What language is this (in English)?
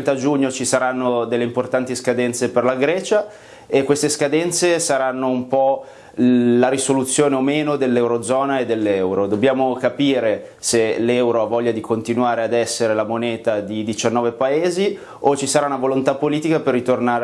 Italian